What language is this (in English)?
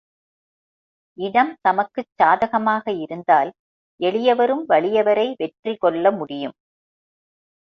Tamil